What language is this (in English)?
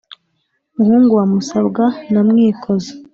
Kinyarwanda